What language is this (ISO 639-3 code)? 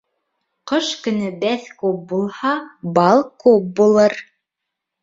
bak